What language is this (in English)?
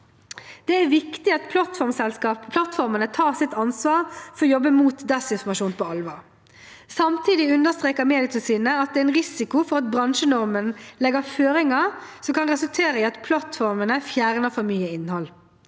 Norwegian